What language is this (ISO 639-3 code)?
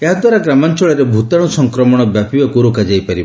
ori